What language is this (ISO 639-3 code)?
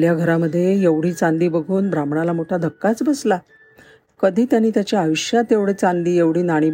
mar